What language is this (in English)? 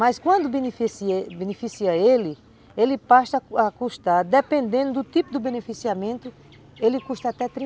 Portuguese